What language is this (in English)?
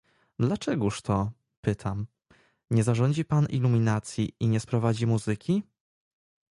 Polish